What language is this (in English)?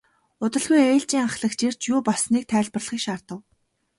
Mongolian